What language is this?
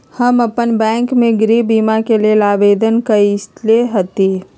Magahi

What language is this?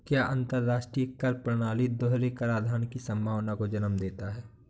Hindi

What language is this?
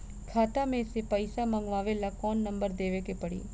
Bhojpuri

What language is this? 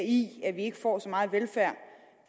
Danish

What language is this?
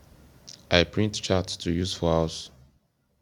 Nigerian Pidgin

